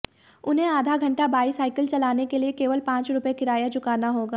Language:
Hindi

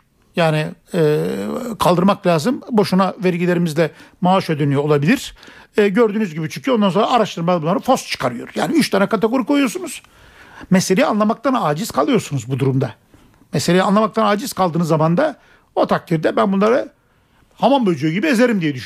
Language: Turkish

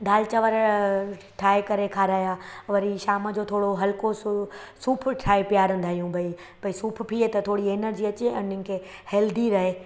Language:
Sindhi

